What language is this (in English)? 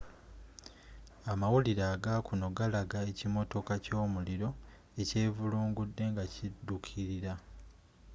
Ganda